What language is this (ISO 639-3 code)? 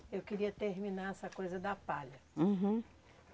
por